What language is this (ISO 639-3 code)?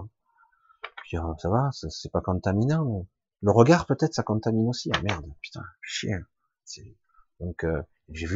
fra